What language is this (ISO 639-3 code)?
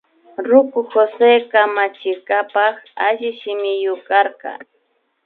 qvi